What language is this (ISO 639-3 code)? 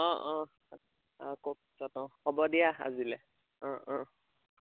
asm